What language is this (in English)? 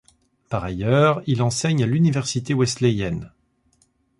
French